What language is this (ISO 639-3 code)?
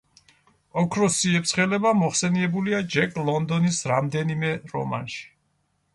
kat